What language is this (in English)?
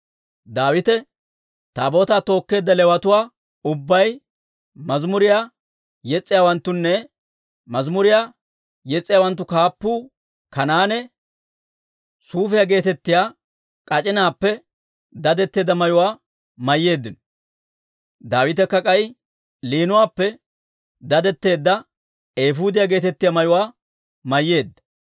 Dawro